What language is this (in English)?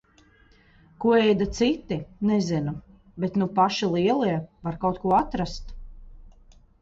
Latvian